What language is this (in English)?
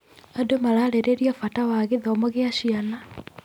Kikuyu